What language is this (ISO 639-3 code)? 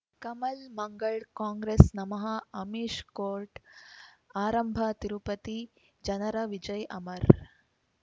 kan